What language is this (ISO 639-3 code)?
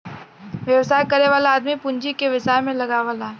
bho